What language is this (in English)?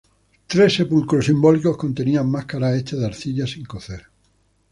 Spanish